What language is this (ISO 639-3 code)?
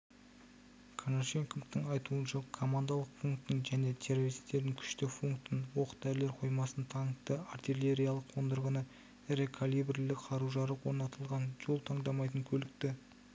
kaz